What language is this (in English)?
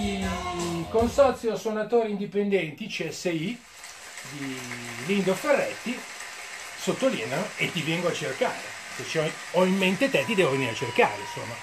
Italian